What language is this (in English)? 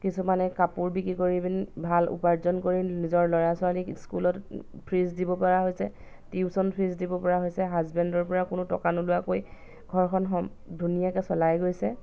Assamese